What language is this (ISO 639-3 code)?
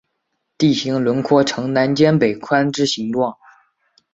zho